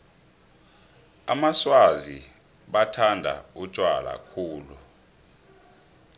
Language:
South Ndebele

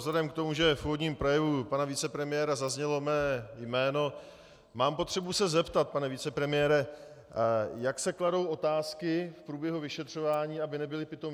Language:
Czech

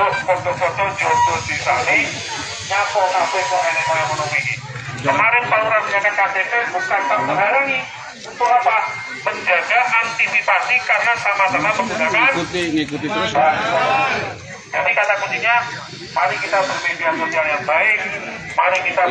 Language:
Indonesian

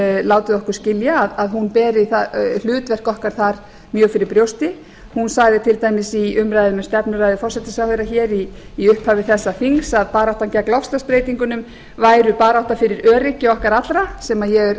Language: Icelandic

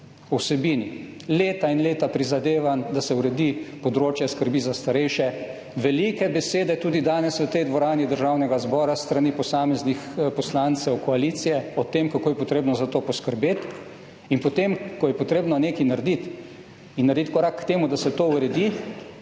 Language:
Slovenian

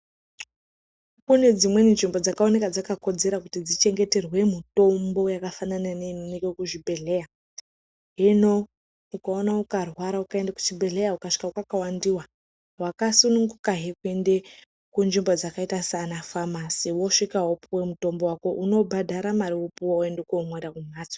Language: Ndau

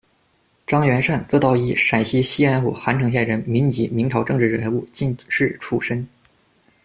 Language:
Chinese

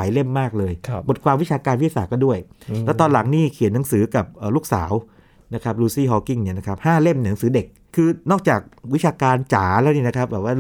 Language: Thai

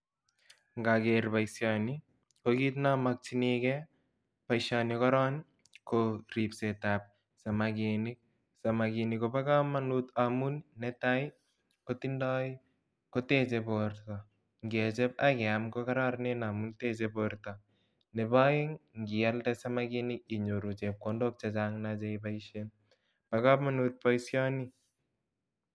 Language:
Kalenjin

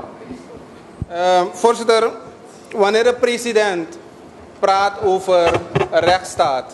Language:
Dutch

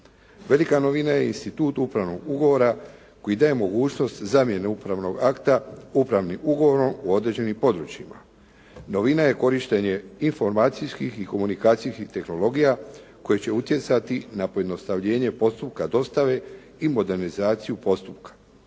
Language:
Croatian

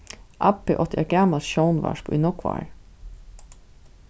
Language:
Faroese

